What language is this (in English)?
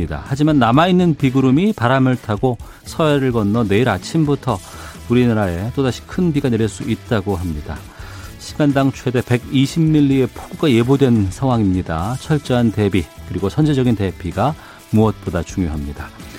Korean